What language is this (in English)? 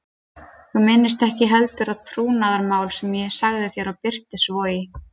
Icelandic